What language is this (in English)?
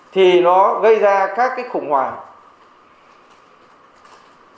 Vietnamese